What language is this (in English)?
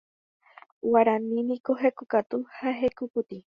Guarani